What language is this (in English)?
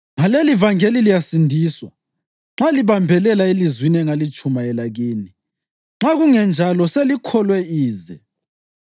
North Ndebele